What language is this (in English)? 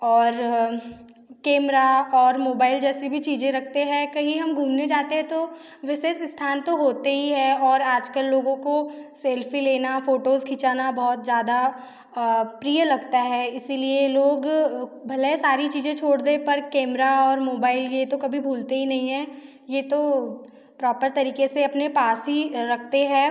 Hindi